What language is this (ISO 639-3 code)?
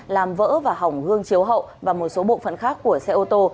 vie